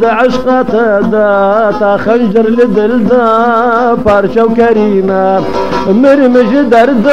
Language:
Arabic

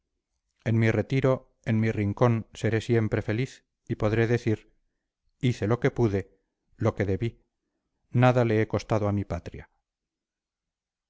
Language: Spanish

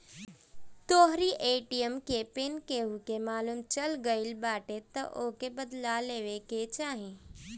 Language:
Bhojpuri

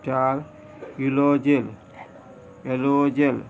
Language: Konkani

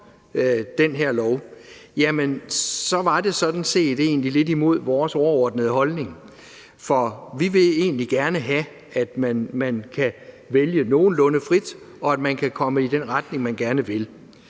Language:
Danish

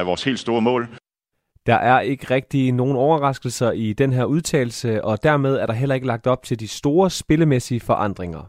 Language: Danish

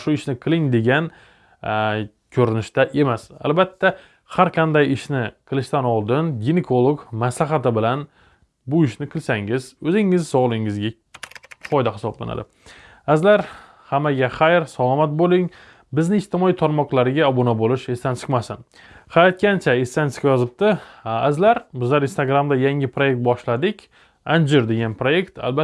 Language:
Turkish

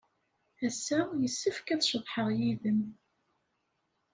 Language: Kabyle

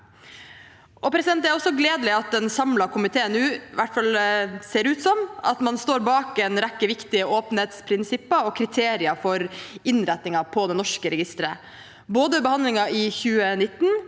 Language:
Norwegian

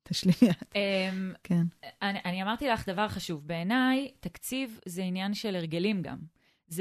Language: Hebrew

